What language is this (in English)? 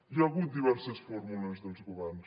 Catalan